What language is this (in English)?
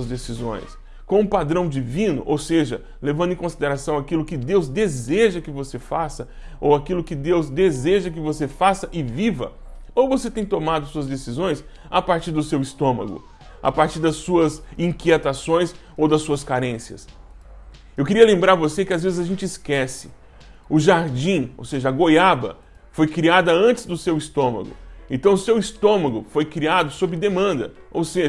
Portuguese